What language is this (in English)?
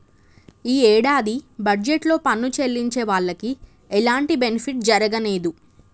Telugu